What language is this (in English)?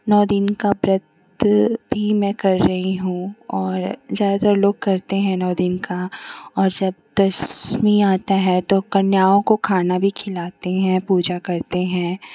Hindi